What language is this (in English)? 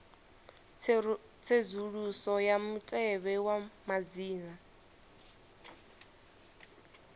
Venda